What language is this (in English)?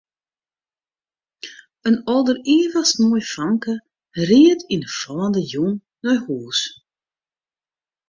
Western Frisian